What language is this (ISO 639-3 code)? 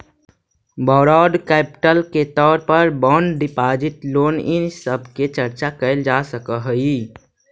mag